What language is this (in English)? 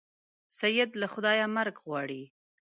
Pashto